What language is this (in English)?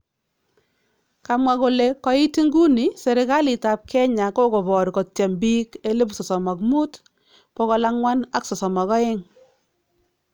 Kalenjin